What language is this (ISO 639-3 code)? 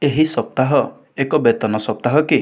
ori